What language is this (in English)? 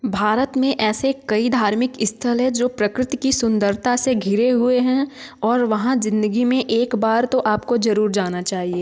Hindi